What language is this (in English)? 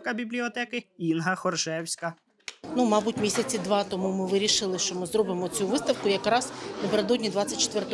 Ukrainian